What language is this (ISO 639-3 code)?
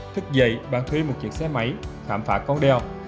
vie